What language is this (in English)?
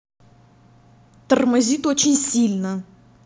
Russian